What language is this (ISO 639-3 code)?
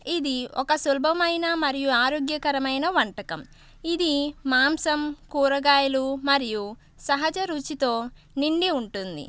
tel